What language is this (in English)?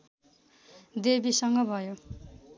Nepali